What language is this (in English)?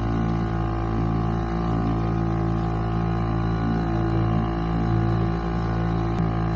Turkish